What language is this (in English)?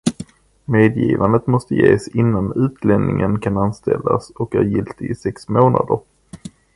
Swedish